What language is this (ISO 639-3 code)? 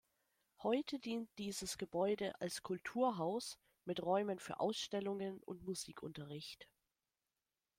deu